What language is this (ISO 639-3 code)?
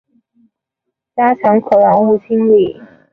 zho